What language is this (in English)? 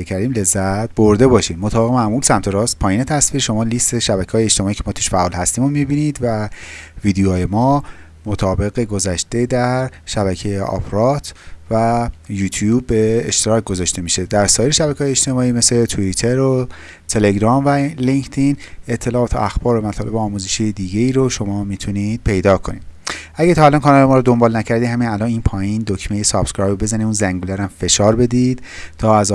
Persian